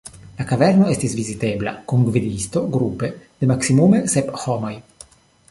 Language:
Esperanto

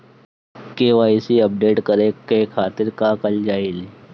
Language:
Bhojpuri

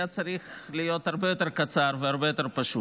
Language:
Hebrew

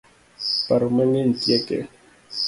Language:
Luo (Kenya and Tanzania)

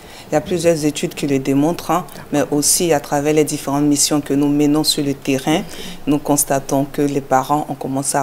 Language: French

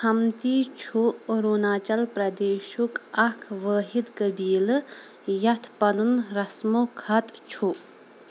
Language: Kashmiri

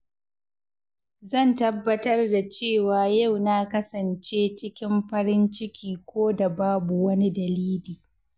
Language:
Hausa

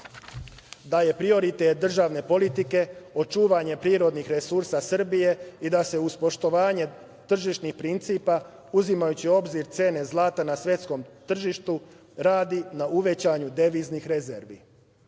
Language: Serbian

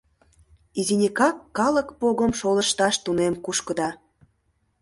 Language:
Mari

